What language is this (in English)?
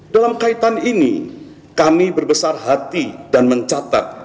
Indonesian